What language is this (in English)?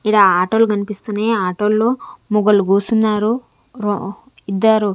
Telugu